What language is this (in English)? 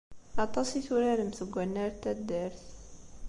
Kabyle